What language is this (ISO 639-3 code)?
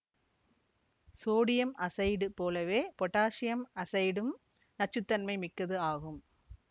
tam